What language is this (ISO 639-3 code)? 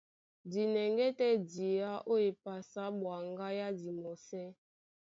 dua